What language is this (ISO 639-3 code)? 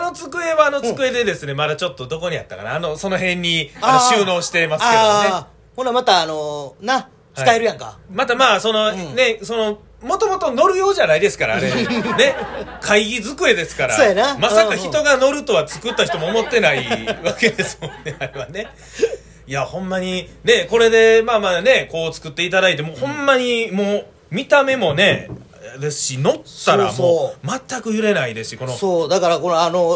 jpn